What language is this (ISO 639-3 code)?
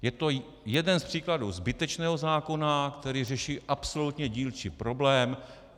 ces